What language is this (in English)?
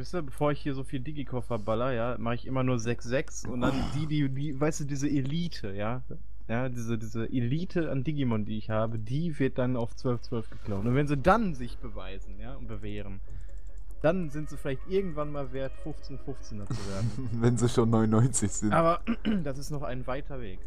German